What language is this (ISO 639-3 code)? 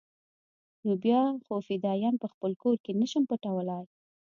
pus